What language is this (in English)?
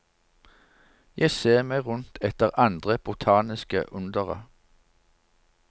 Norwegian